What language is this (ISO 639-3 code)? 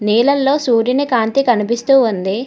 tel